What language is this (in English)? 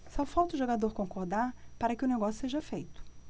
Portuguese